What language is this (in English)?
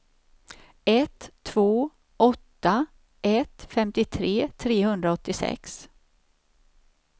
Swedish